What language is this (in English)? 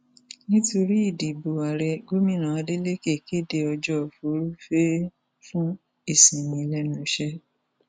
Yoruba